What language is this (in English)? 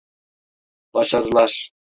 Turkish